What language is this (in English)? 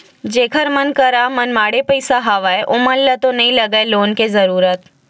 Chhattisgarhi